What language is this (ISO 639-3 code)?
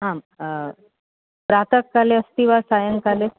san